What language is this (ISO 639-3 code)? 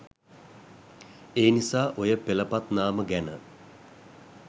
sin